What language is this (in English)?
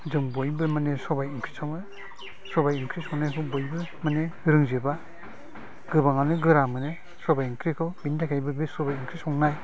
Bodo